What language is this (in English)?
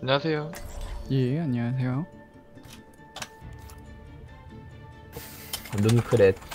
Korean